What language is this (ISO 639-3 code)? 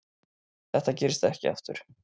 isl